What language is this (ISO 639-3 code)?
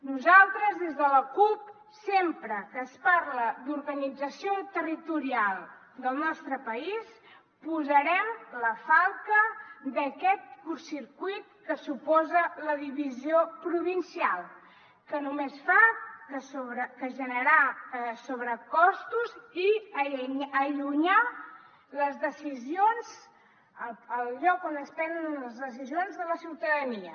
cat